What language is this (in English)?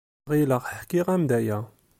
Kabyle